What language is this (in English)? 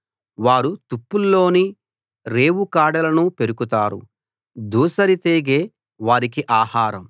Telugu